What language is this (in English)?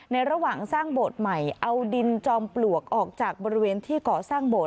Thai